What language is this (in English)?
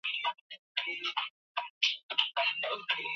Swahili